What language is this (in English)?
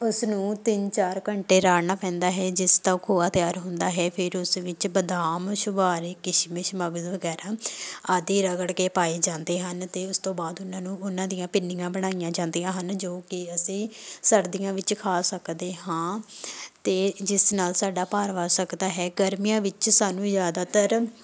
Punjabi